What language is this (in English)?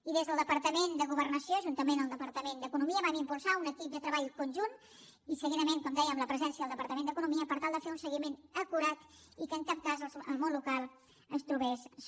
Catalan